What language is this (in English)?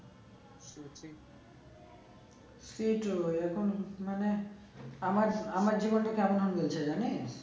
Bangla